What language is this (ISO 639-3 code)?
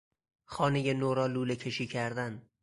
fas